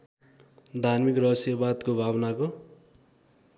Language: Nepali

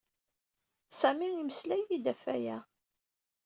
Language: Kabyle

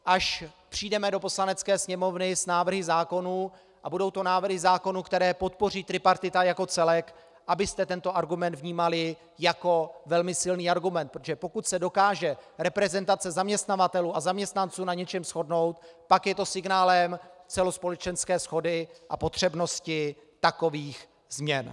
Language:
Czech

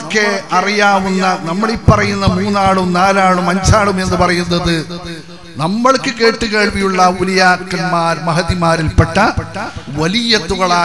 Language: Arabic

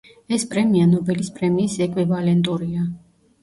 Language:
Georgian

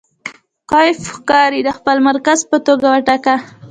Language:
Pashto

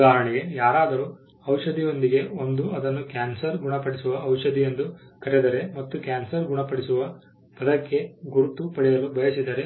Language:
Kannada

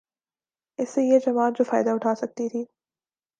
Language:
Urdu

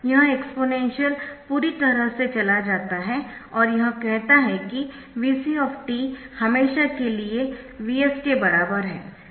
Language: Hindi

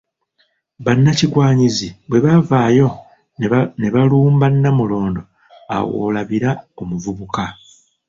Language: Ganda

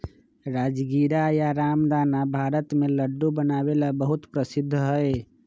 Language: Magahi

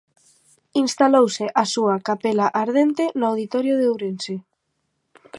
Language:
Galician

